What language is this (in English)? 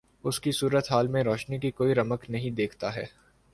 Urdu